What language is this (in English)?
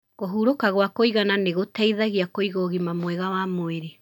Kikuyu